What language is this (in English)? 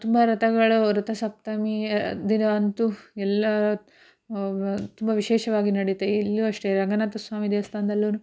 Kannada